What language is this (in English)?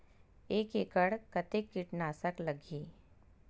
Chhattisgarhi